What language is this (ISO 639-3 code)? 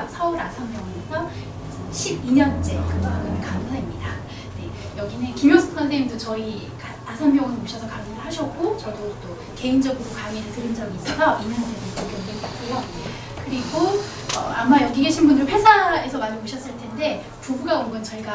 kor